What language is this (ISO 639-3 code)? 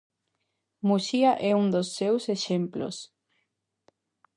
glg